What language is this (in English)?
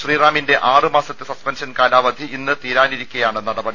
Malayalam